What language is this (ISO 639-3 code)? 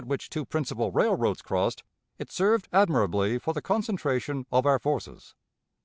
eng